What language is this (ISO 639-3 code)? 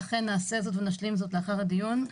heb